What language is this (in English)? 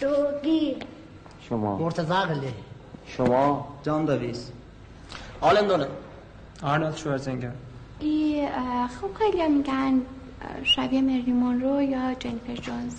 Persian